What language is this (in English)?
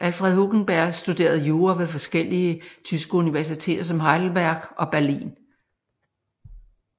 Danish